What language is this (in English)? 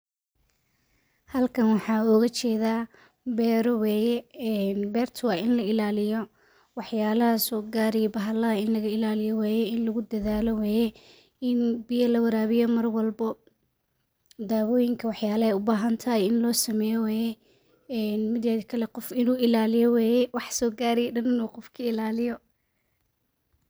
Somali